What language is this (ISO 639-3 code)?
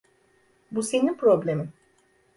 tur